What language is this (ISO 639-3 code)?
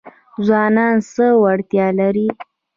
pus